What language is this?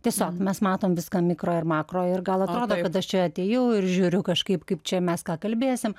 Lithuanian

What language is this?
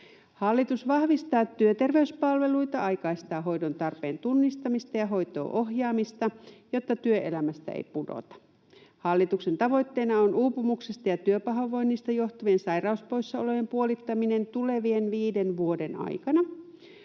Finnish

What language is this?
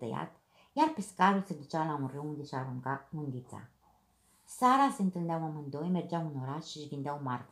Romanian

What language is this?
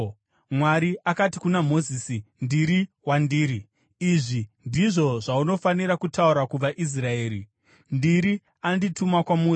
Shona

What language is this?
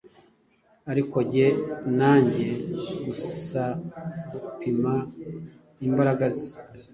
Kinyarwanda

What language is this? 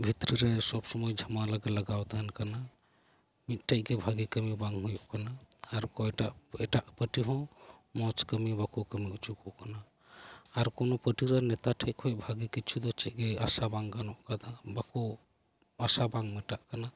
Santali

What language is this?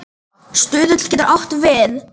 Icelandic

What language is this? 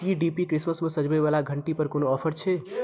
Maithili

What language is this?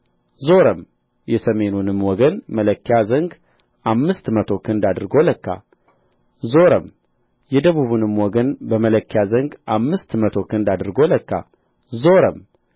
Amharic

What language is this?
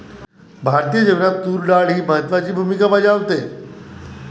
Marathi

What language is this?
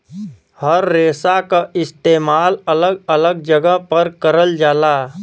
Bhojpuri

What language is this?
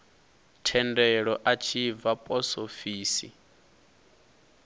Venda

